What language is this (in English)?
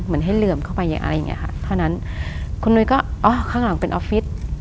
Thai